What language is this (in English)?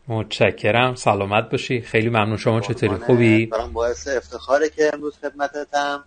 Persian